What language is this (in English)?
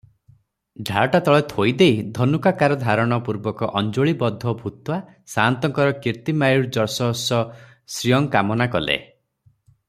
Odia